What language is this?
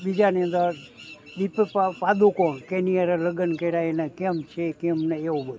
Gujarati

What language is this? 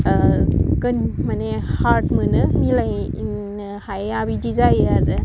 Bodo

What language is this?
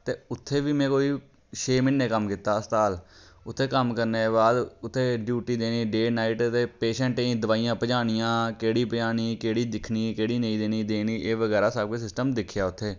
Dogri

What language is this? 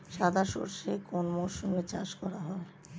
Bangla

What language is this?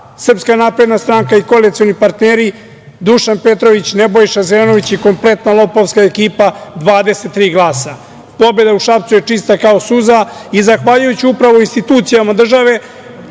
Serbian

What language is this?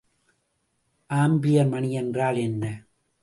Tamil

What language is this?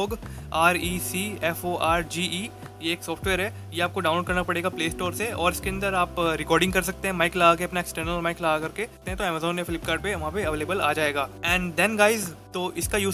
Hindi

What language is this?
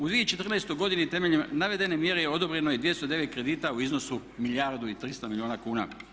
Croatian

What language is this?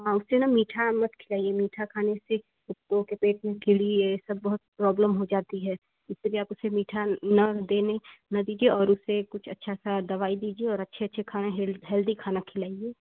Hindi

